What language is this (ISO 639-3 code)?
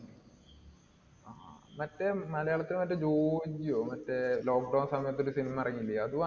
mal